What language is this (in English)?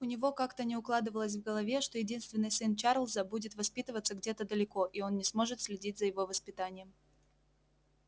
Russian